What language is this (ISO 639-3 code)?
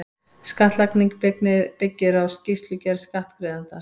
isl